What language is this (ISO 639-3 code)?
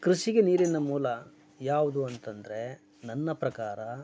kan